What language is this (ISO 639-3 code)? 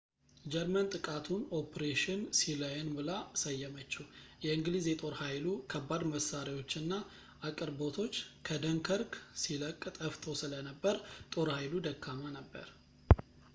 amh